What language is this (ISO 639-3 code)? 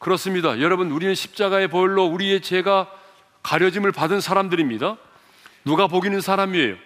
kor